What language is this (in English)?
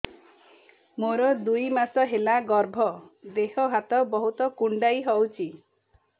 Odia